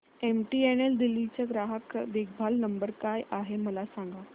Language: Marathi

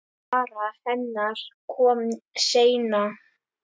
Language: Icelandic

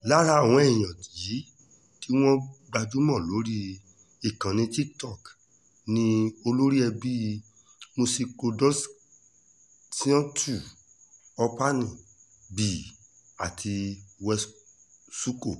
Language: Yoruba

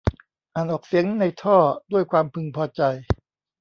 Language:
Thai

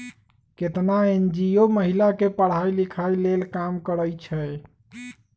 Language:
Magahi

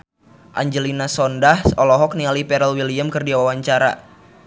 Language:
Sundanese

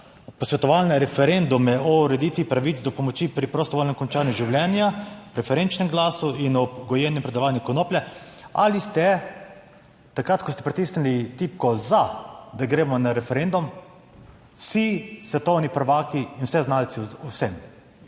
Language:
Slovenian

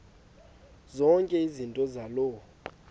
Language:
Xhosa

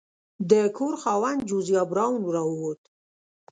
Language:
Pashto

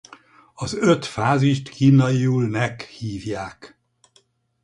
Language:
Hungarian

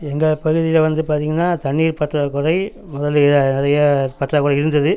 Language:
Tamil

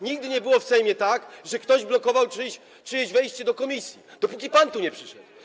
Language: Polish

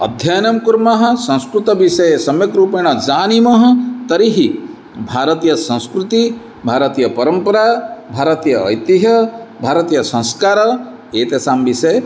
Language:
Sanskrit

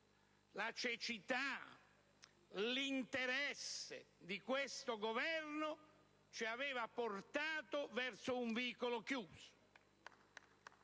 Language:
Italian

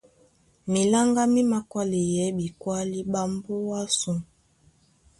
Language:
Duala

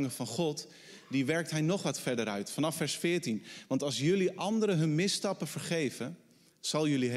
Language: Dutch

